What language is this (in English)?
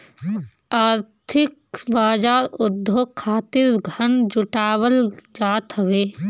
Bhojpuri